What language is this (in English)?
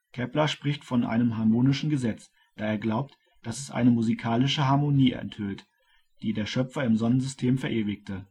German